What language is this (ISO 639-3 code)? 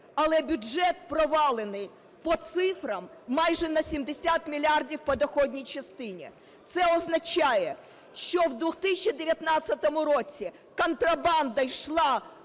ukr